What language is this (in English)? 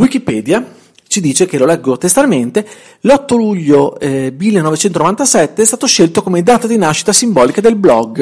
Italian